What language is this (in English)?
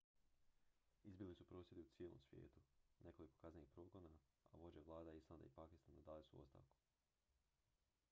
Croatian